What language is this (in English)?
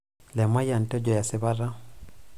Masai